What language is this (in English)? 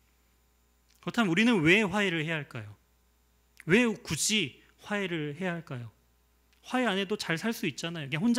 Korean